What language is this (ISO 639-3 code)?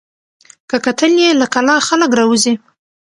pus